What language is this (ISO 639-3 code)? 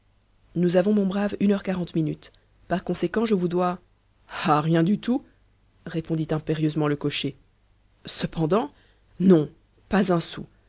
fra